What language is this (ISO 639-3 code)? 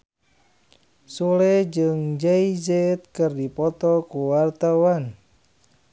sun